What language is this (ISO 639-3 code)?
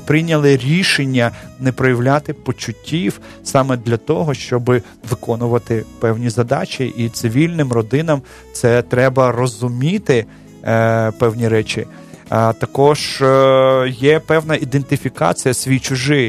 ukr